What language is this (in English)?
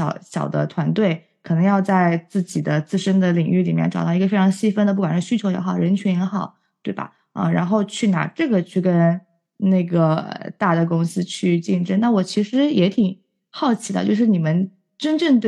Chinese